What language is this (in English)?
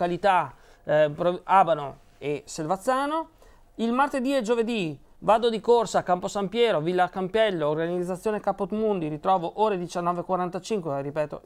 Italian